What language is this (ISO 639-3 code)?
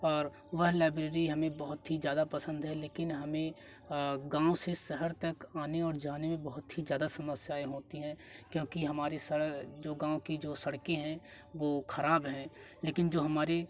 hin